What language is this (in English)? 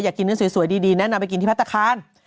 Thai